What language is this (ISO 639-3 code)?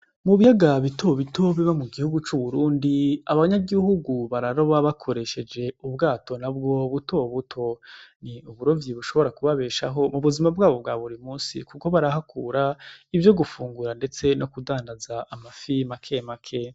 run